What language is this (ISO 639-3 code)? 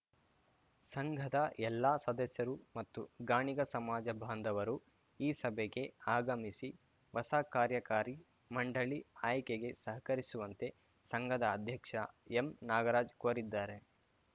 kan